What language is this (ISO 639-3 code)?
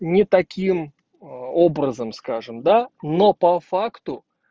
rus